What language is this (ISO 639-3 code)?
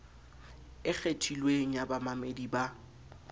sot